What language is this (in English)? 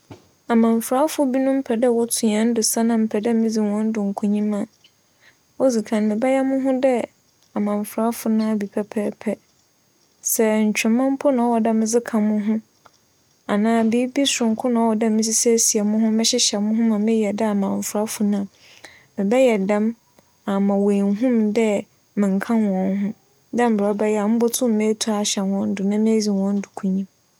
Akan